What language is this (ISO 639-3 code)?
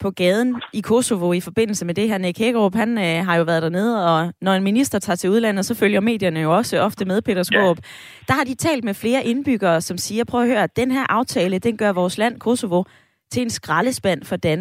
dan